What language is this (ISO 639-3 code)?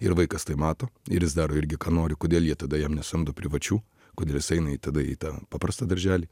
lit